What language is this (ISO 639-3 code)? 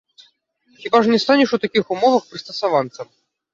bel